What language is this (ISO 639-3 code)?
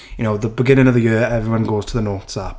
eng